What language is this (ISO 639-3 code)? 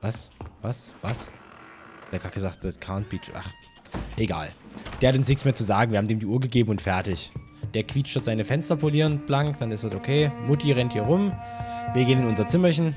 deu